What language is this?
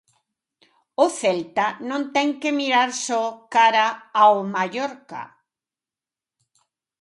Galician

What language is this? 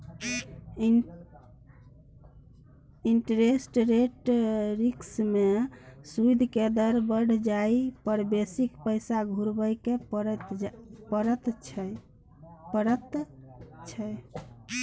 Maithili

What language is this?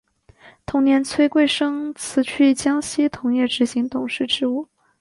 Chinese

